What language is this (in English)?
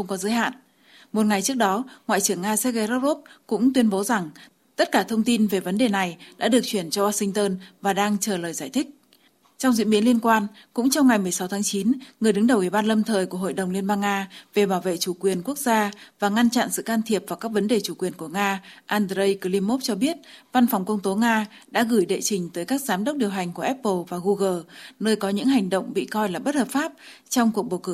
Vietnamese